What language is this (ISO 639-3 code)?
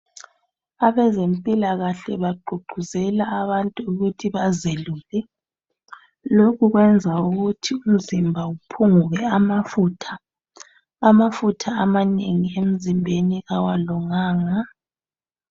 nde